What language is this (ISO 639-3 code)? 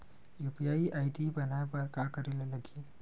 hne